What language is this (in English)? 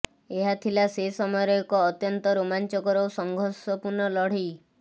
Odia